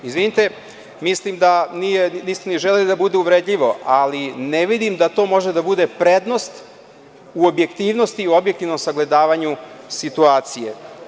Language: Serbian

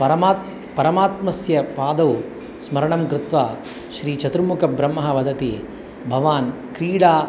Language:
Sanskrit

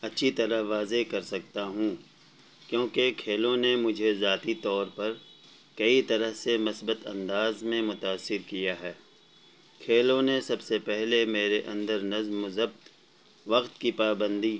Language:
Urdu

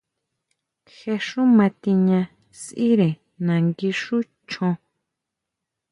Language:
Huautla Mazatec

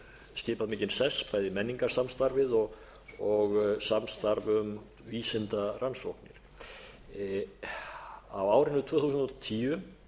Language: Icelandic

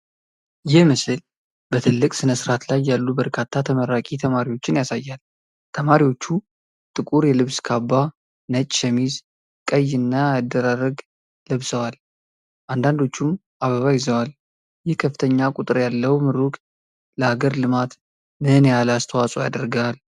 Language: Amharic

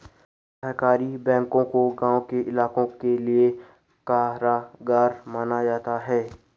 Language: Hindi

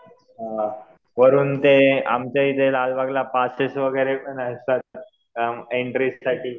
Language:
Marathi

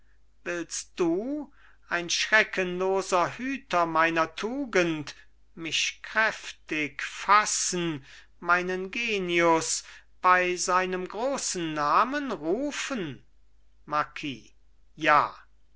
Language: German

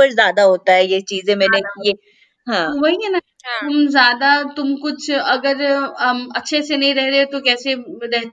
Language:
Hindi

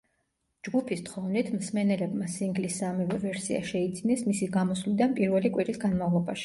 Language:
Georgian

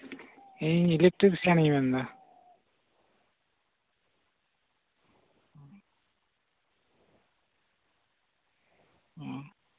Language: Santali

